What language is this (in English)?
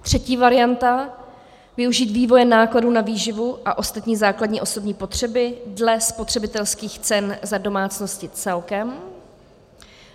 Czech